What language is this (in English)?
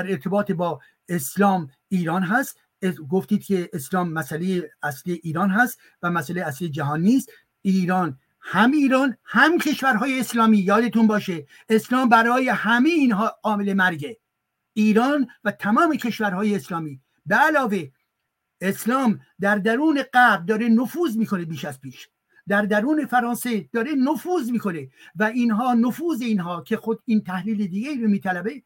Persian